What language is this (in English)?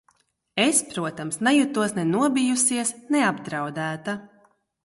Latvian